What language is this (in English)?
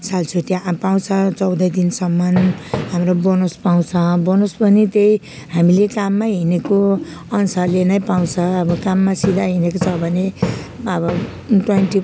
Nepali